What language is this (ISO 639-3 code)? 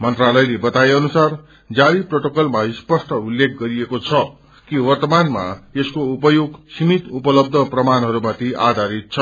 nep